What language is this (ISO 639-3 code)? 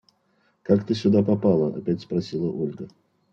rus